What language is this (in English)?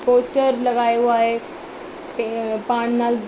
Sindhi